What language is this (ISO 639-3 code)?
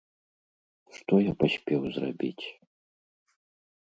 bel